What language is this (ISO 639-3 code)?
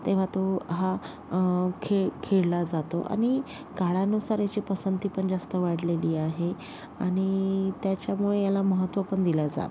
mar